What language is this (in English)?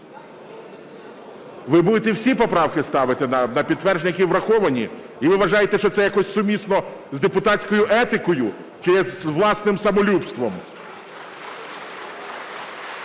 Ukrainian